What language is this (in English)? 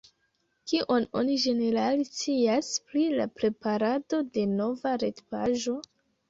Esperanto